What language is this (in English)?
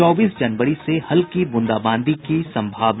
Hindi